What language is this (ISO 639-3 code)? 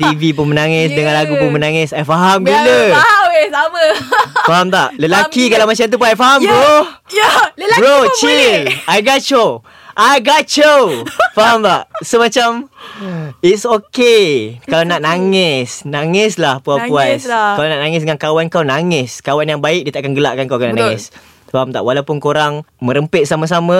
msa